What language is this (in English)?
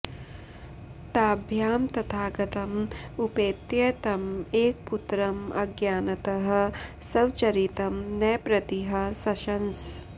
Sanskrit